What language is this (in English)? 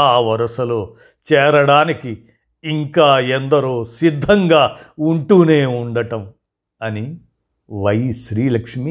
Telugu